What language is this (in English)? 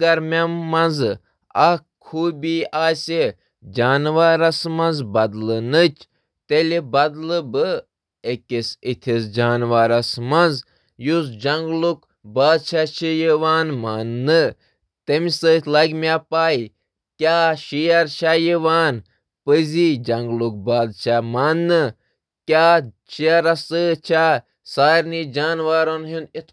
Kashmiri